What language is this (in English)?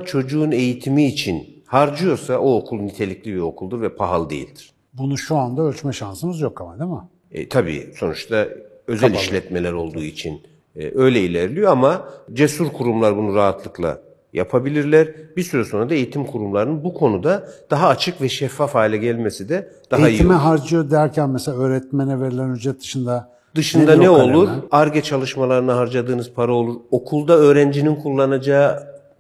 Turkish